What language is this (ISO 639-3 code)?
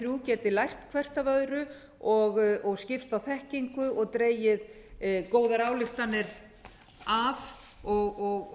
isl